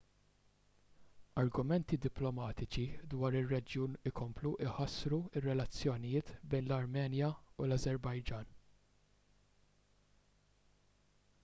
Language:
Maltese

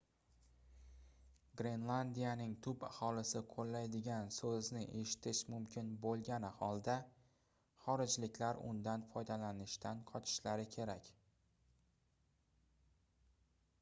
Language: Uzbek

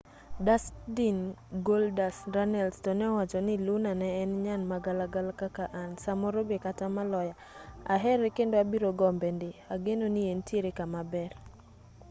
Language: Luo (Kenya and Tanzania)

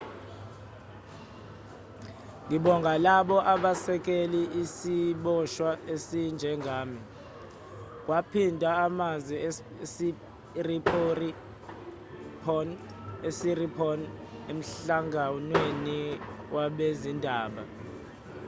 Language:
Zulu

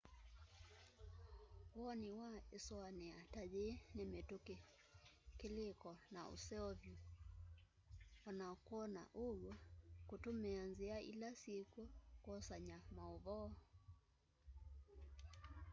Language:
Kamba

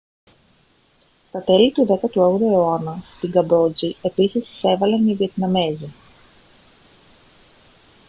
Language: Greek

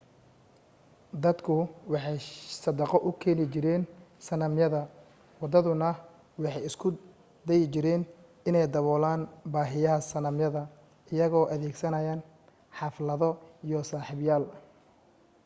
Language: Somali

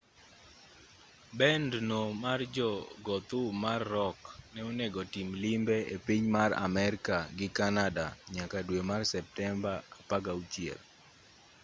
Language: Luo (Kenya and Tanzania)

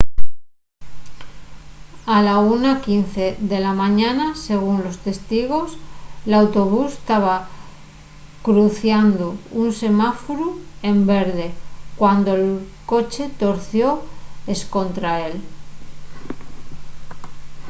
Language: Asturian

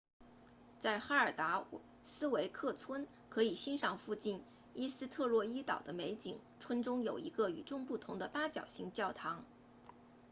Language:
Chinese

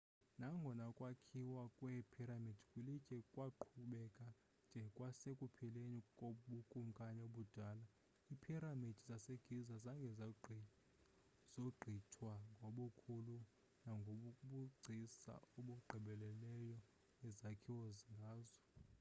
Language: Xhosa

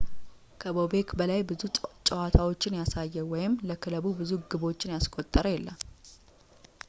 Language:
Amharic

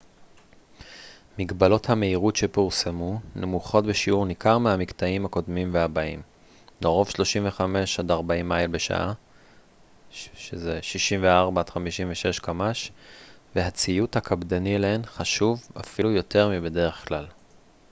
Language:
Hebrew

